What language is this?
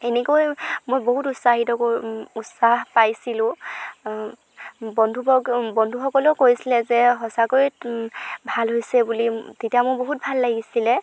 Assamese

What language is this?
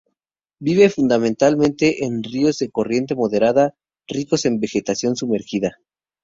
Spanish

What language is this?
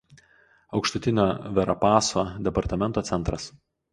Lithuanian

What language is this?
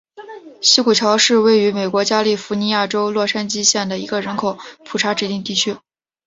Chinese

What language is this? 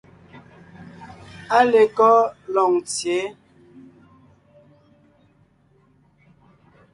Ngiemboon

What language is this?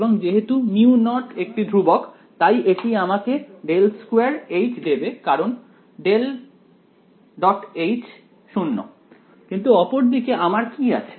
Bangla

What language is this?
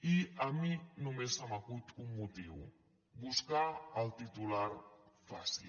Catalan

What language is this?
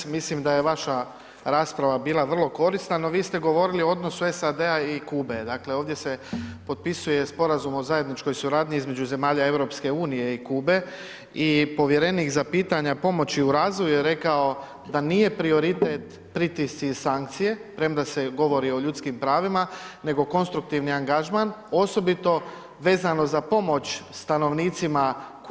Croatian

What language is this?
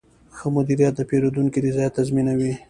Pashto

